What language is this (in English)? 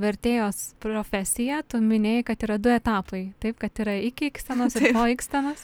Lithuanian